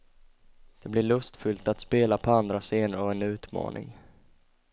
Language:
Swedish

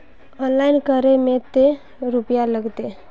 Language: Magahi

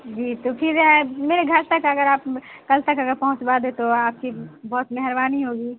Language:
Urdu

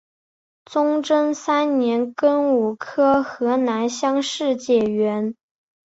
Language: Chinese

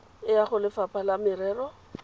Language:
Tswana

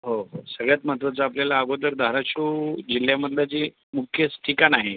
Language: Marathi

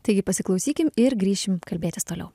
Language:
Lithuanian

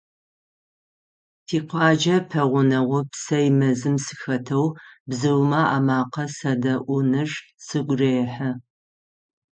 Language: Adyghe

